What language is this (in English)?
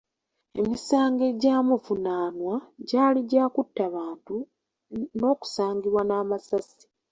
Ganda